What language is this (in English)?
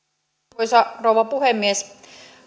Finnish